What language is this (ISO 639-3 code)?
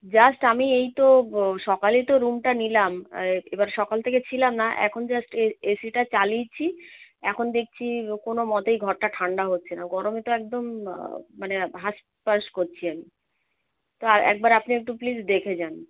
ben